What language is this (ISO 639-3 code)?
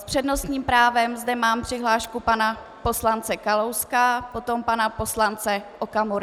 ces